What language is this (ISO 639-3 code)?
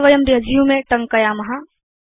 san